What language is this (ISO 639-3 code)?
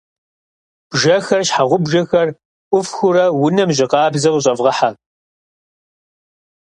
kbd